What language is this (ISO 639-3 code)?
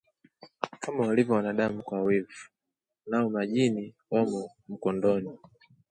swa